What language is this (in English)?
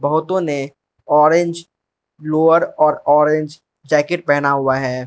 Hindi